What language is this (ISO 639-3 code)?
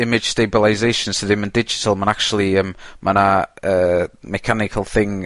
cym